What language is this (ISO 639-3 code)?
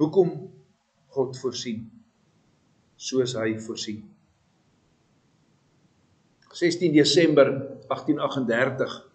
nld